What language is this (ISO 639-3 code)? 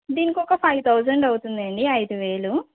tel